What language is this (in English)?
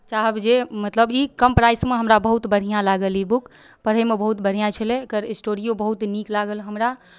Maithili